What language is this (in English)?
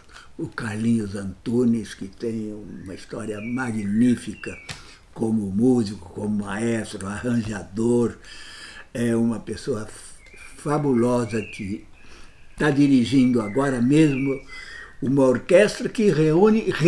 Portuguese